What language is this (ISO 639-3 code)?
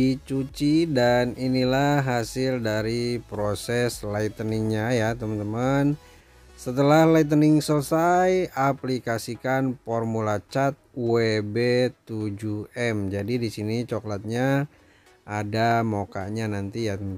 ind